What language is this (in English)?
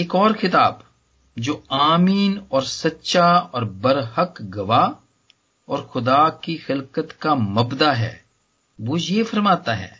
Hindi